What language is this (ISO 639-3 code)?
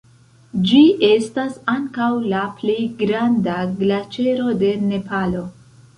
epo